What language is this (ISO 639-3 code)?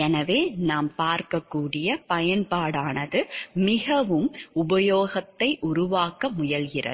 tam